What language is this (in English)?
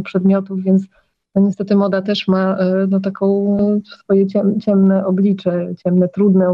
Polish